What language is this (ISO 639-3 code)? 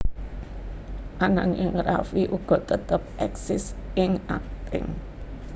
jav